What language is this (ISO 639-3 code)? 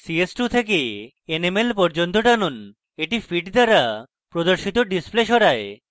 ben